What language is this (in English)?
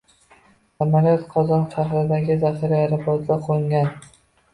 Uzbek